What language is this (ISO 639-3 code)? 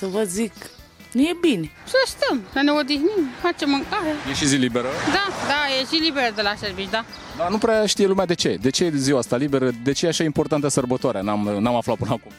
ron